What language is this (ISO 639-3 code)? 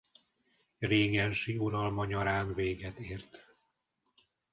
hun